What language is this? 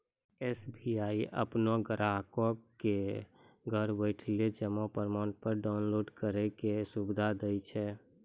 Maithili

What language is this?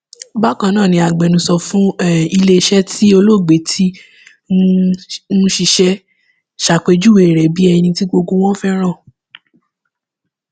Yoruba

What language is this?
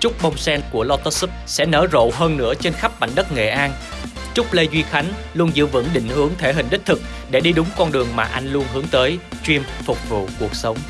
Vietnamese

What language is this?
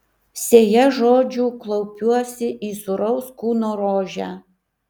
Lithuanian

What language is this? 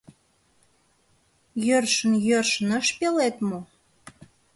Mari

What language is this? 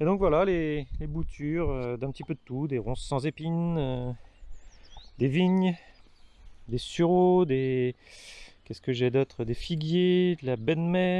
French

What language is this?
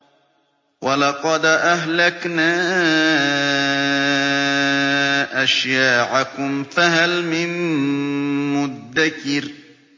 Arabic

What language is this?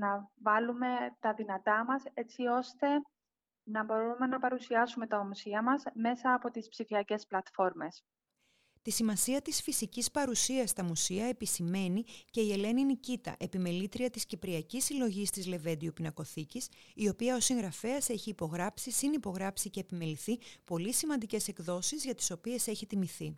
Greek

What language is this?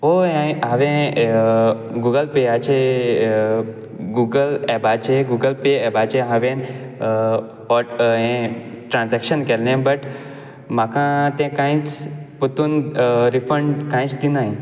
Konkani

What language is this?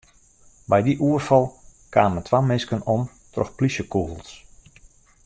Western Frisian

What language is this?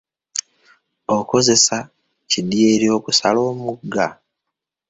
Ganda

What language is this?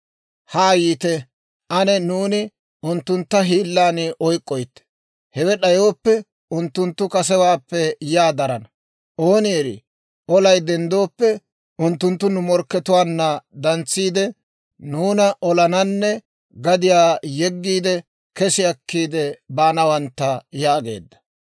Dawro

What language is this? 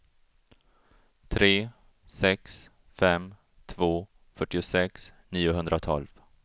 Swedish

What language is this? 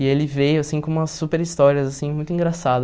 Portuguese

